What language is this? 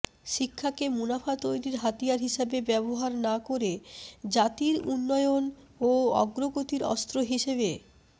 Bangla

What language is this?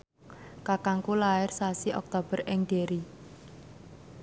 Javanese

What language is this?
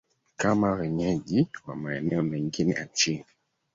Swahili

